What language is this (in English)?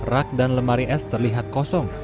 Indonesian